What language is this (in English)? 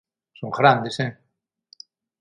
Galician